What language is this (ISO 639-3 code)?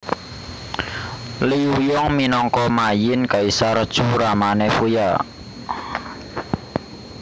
jav